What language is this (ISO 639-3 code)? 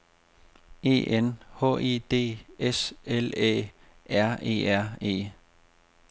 dan